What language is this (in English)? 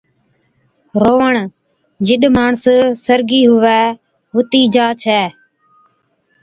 Od